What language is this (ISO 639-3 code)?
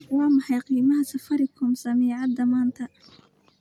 som